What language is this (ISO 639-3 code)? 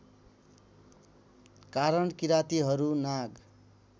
nep